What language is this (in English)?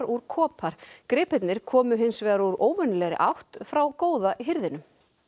Icelandic